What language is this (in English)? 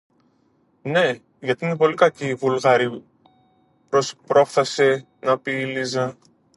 Greek